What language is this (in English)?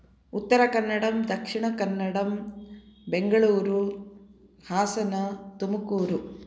Sanskrit